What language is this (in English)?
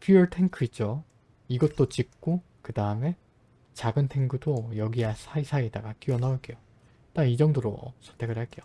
Korean